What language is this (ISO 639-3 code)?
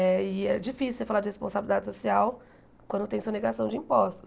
por